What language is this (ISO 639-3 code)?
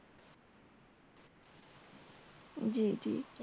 ben